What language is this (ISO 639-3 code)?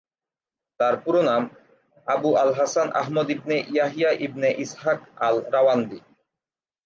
ben